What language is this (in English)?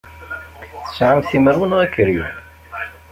Kabyle